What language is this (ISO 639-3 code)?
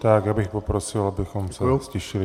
ces